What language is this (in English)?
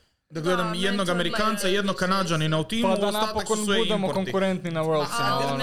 Croatian